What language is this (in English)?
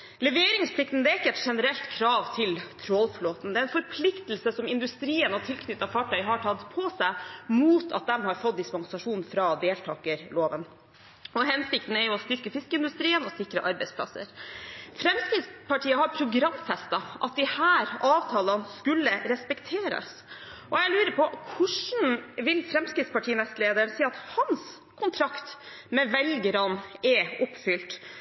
Norwegian Bokmål